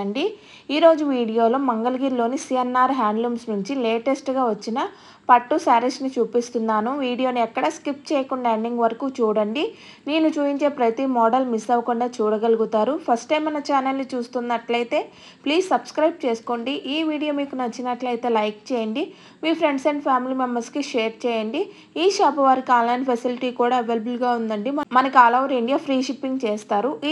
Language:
Telugu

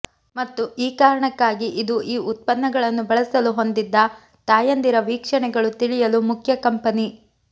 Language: Kannada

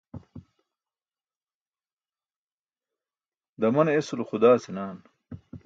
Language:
Burushaski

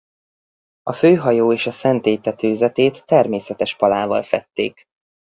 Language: Hungarian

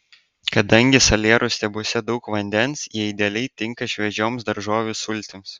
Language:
Lithuanian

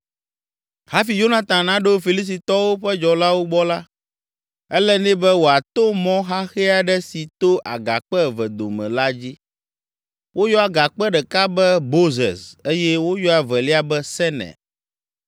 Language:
Ewe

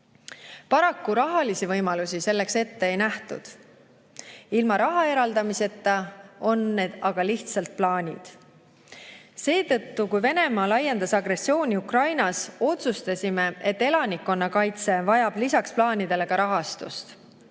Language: Estonian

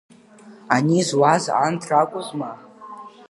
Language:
Abkhazian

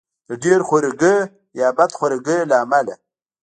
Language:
Pashto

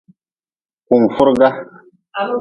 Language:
Nawdm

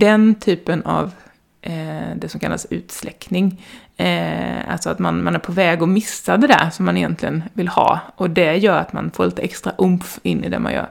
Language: Swedish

